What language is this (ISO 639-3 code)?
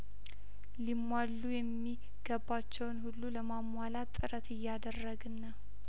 amh